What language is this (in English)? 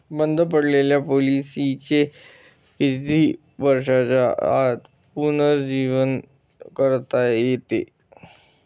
Marathi